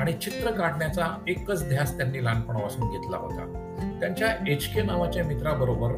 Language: Marathi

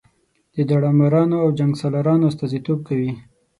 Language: Pashto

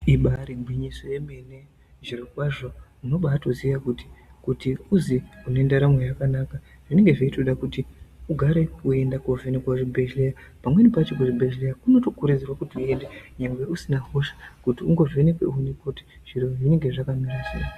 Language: Ndau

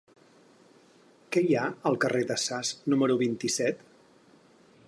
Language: Catalan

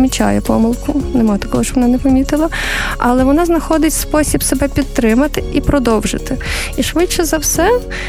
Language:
Ukrainian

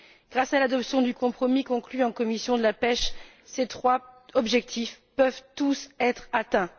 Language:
French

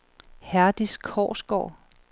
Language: Danish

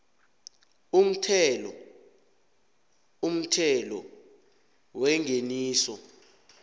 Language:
South Ndebele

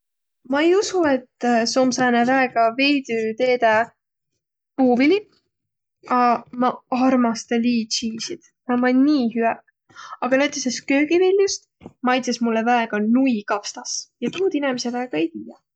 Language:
Võro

